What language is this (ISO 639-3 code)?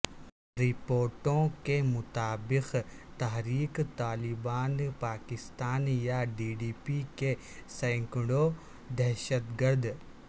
urd